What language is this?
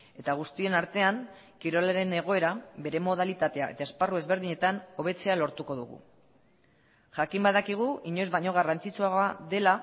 Basque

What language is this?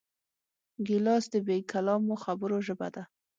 Pashto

